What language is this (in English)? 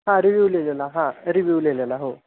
Marathi